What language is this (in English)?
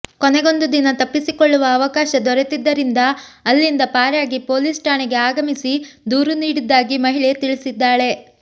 Kannada